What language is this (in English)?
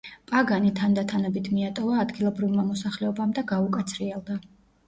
Georgian